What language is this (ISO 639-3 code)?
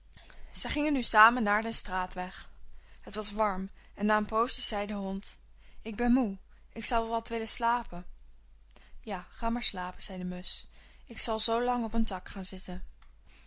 nld